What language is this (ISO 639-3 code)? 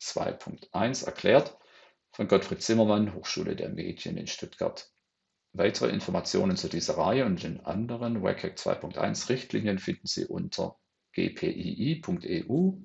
deu